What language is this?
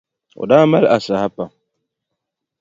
Dagbani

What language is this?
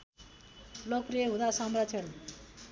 Nepali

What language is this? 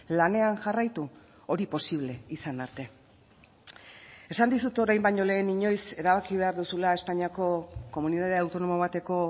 Basque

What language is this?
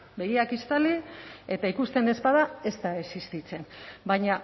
Basque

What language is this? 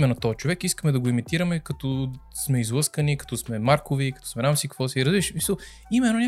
Bulgarian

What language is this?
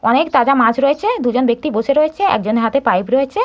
Bangla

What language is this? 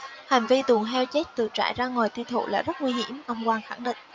Vietnamese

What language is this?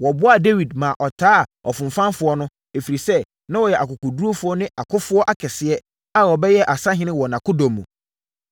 Akan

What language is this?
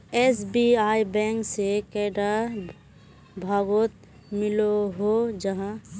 Magahi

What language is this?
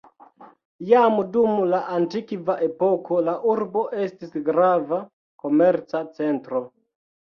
Esperanto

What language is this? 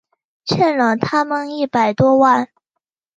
Chinese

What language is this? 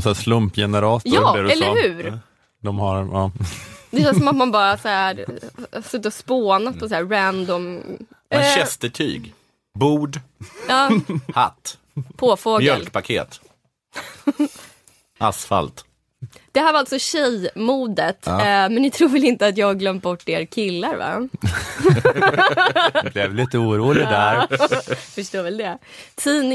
Swedish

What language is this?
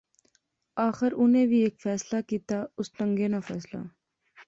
Pahari-Potwari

